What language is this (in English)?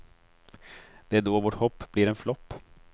Swedish